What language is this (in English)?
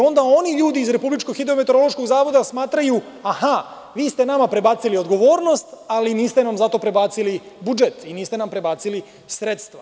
Serbian